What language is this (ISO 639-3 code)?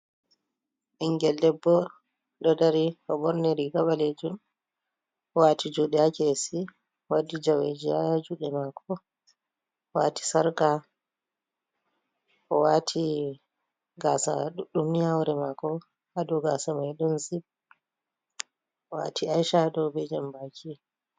ful